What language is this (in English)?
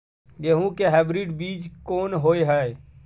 Maithili